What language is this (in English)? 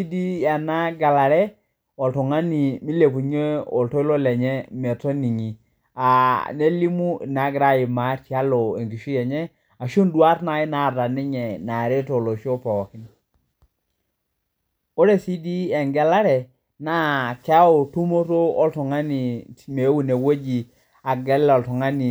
Masai